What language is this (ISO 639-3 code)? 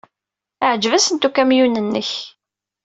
kab